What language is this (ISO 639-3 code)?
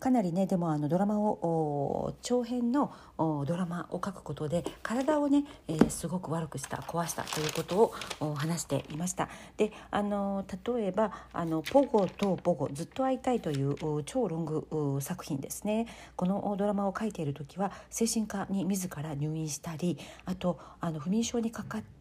jpn